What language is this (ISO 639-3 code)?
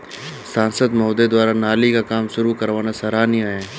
hin